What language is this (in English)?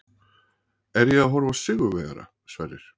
Icelandic